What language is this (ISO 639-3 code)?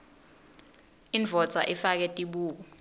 ssw